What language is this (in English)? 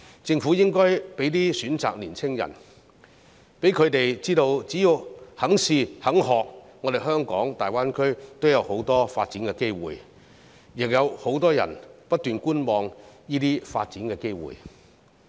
Cantonese